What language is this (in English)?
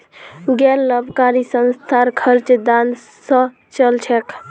Magahi